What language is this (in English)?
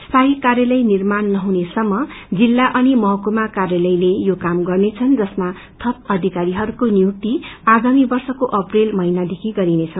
Nepali